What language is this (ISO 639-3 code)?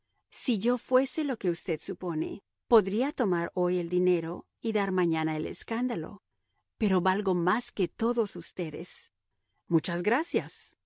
spa